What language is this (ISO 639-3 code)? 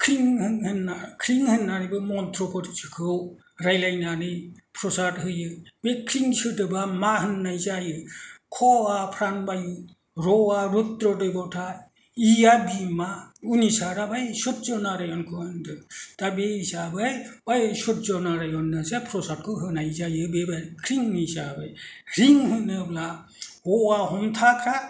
brx